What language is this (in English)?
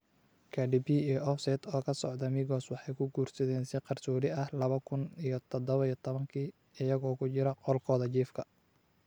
Somali